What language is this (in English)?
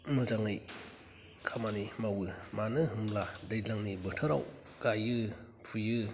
Bodo